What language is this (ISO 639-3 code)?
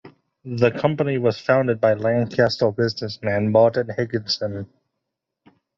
eng